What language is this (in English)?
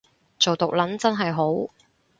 Cantonese